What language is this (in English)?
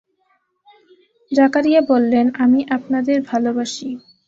Bangla